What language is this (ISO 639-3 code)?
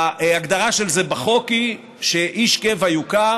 heb